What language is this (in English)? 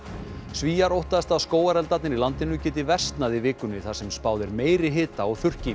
Icelandic